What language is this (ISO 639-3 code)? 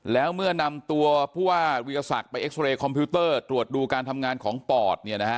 tha